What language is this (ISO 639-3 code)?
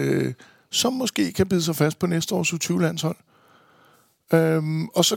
dan